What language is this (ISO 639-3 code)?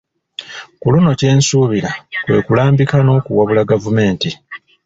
lug